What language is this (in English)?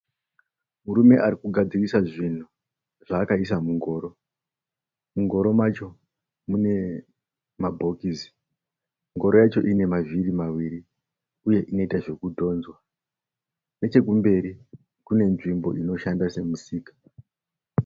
Shona